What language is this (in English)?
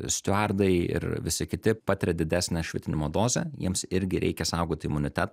Lithuanian